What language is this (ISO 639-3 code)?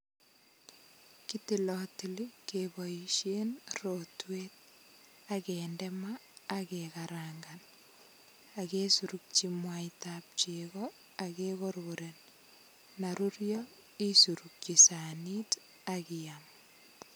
kln